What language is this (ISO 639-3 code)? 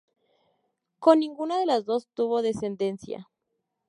spa